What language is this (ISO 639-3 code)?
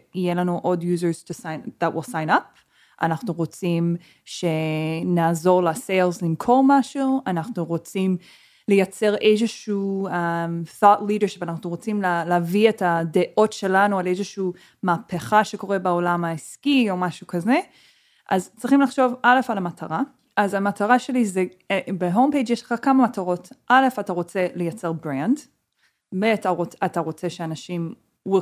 heb